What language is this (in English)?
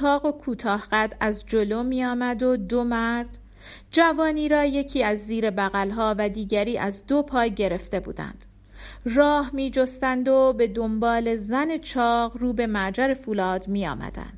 Persian